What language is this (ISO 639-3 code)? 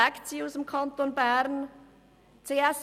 gsw